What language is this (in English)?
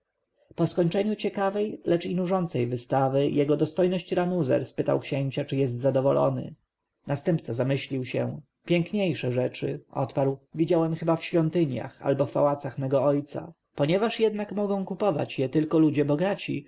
Polish